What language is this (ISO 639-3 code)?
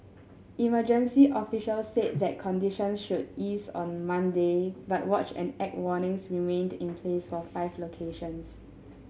eng